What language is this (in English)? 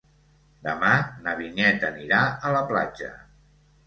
Catalan